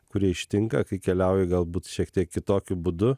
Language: Lithuanian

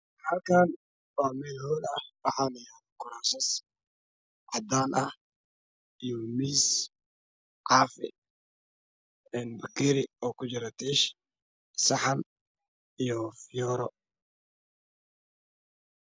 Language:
Somali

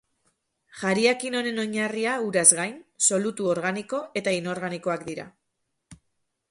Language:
Basque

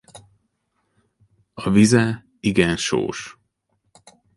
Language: Hungarian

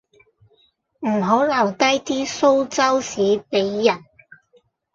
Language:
Cantonese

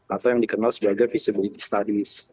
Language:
Indonesian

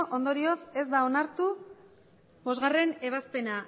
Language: Basque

